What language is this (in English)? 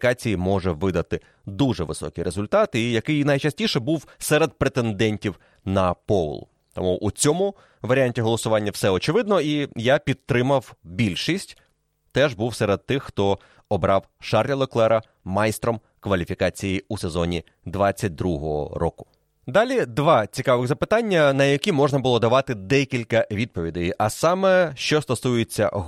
Ukrainian